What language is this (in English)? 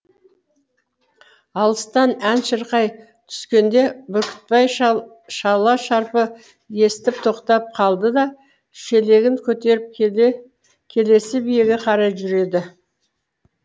Kazakh